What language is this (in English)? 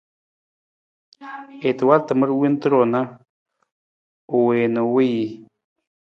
Nawdm